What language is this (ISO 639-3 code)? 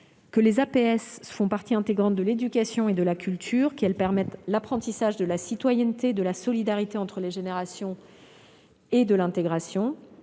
fra